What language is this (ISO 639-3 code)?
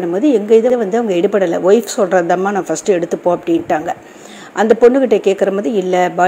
tam